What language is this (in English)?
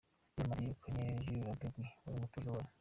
Kinyarwanda